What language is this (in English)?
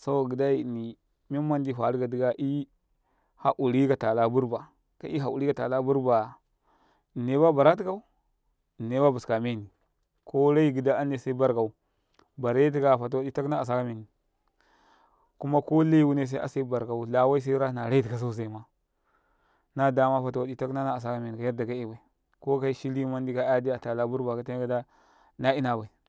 Karekare